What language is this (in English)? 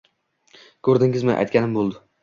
Uzbek